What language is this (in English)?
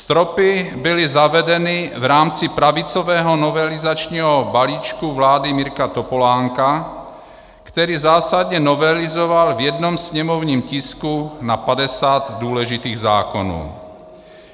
Czech